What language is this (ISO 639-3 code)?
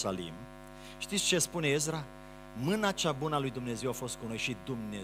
ron